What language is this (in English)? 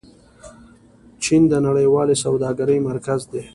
Pashto